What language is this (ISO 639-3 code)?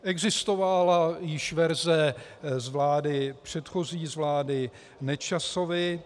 ces